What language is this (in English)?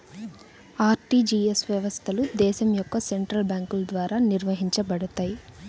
Telugu